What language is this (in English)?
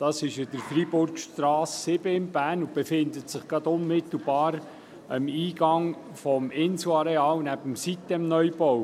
Swiss German